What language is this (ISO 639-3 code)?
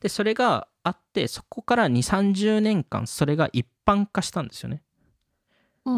jpn